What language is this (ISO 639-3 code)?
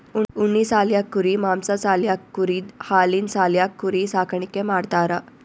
kan